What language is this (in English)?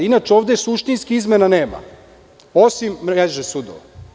Serbian